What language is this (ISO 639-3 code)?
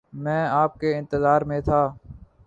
urd